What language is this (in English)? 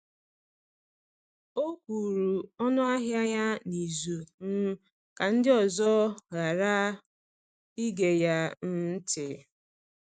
Igbo